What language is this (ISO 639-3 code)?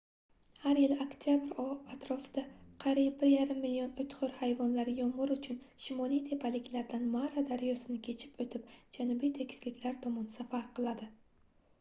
uzb